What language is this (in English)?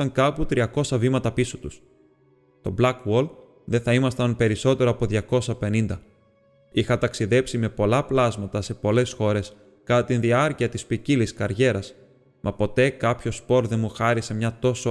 Greek